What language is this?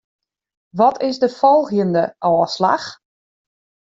Western Frisian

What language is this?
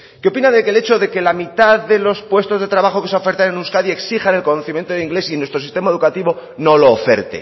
Spanish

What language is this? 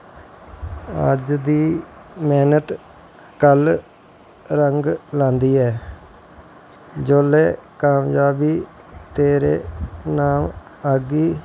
Dogri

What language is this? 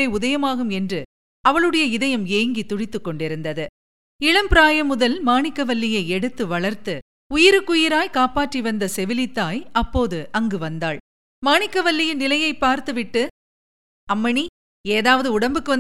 Tamil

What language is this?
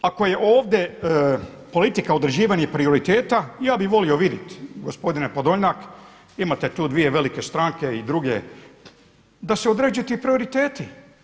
Croatian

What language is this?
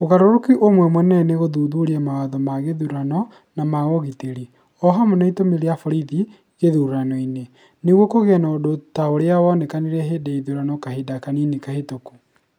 Kikuyu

